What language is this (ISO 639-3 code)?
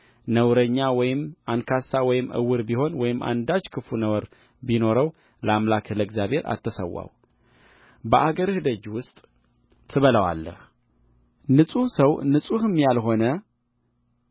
amh